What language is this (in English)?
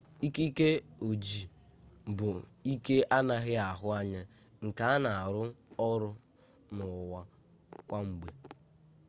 Igbo